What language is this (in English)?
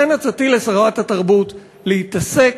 Hebrew